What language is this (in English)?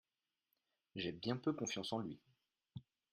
French